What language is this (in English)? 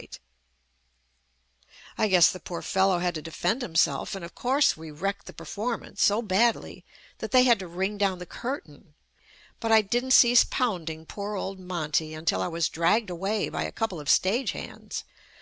English